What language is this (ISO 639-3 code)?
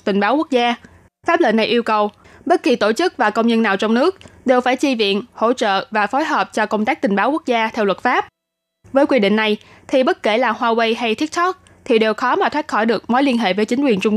vie